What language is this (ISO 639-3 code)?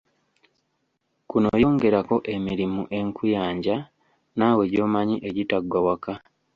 lug